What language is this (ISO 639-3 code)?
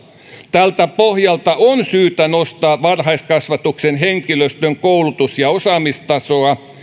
fin